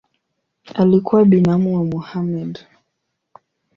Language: Swahili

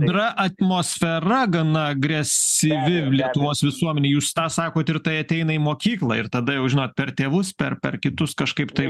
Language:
Lithuanian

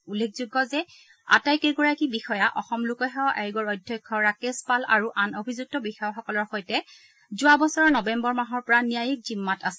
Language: Assamese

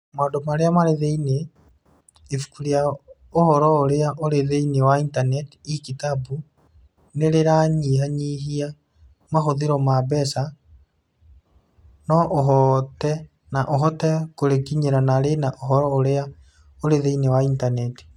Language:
Kikuyu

